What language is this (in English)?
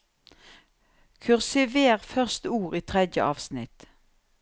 Norwegian